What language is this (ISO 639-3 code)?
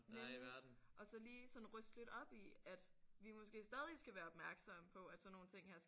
dan